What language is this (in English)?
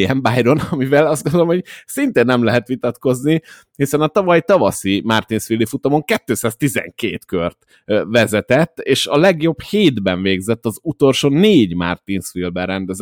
Hungarian